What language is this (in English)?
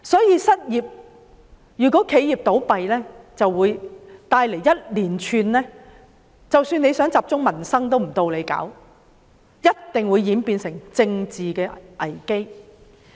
Cantonese